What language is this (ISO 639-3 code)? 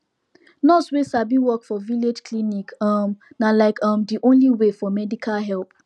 pcm